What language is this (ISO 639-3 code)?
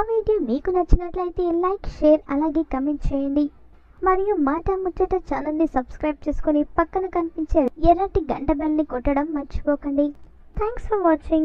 ron